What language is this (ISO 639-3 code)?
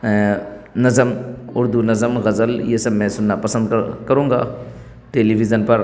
urd